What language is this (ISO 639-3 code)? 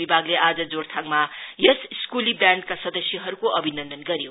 nep